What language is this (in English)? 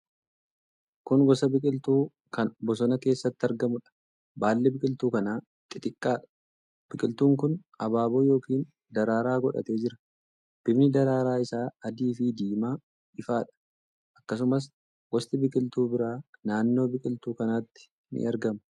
Oromo